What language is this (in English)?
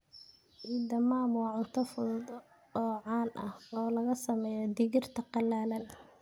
Somali